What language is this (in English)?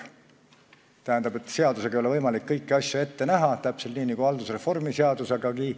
Estonian